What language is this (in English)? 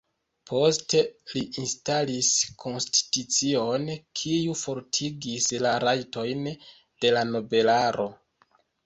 Esperanto